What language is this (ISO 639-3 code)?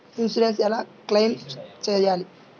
tel